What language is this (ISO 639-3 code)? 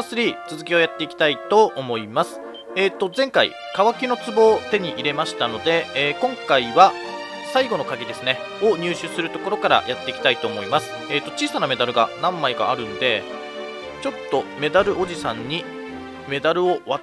jpn